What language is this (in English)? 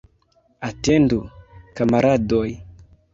Esperanto